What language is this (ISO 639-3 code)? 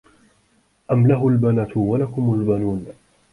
ara